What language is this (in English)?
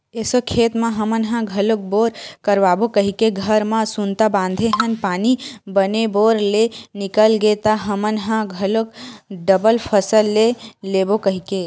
Chhattisgarhi